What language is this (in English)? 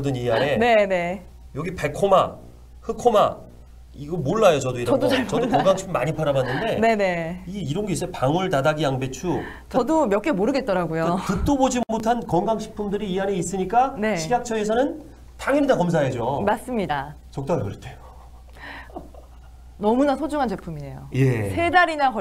Korean